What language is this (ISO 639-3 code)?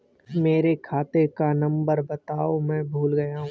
hin